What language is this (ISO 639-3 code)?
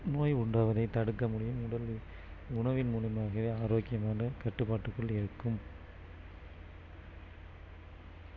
tam